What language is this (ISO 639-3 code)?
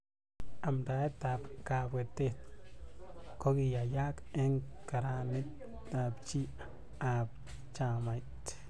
kln